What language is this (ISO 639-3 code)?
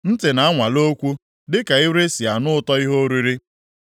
ibo